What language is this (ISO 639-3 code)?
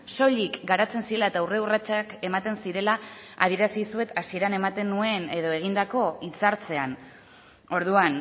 eus